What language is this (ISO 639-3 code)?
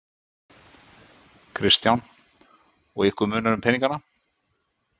isl